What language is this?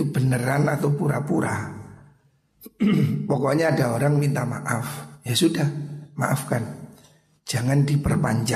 Indonesian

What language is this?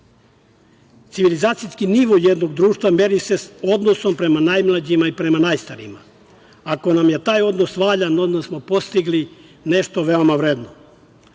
Serbian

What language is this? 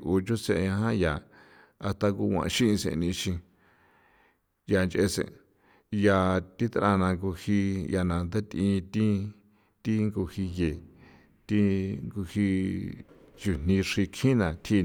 San Felipe Otlaltepec Popoloca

